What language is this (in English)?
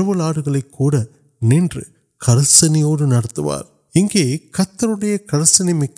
Urdu